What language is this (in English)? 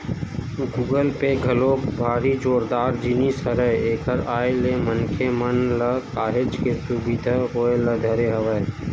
Chhattisgarhi